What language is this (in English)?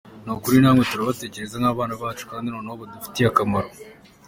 Kinyarwanda